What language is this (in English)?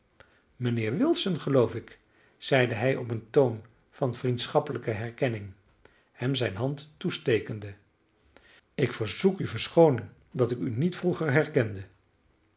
Dutch